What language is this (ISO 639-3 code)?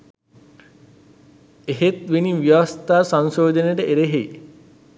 sin